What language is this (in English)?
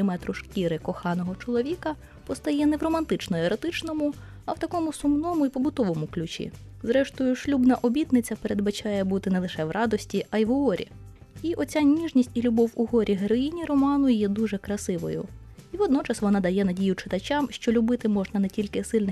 Ukrainian